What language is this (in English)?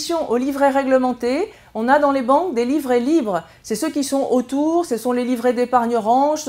French